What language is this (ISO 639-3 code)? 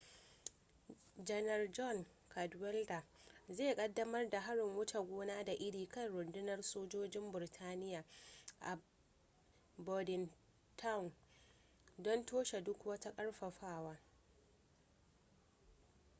hau